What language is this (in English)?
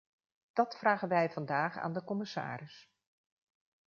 Dutch